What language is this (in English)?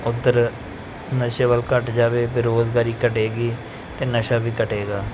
Punjabi